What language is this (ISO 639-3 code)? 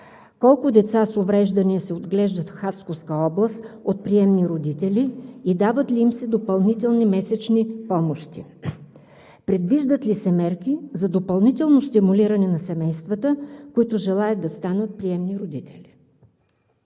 bul